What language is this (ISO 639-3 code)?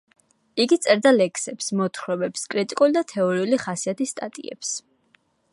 kat